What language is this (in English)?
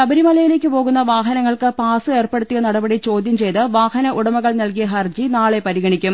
Malayalam